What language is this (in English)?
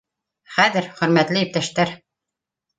Bashkir